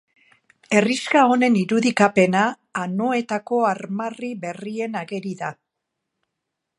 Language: Basque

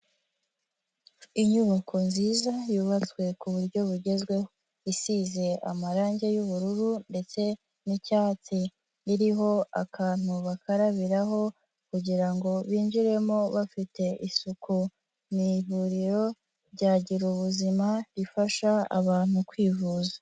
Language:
Kinyarwanda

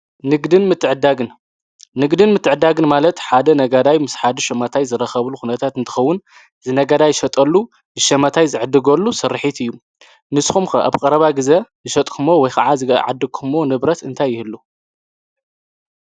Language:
Tigrinya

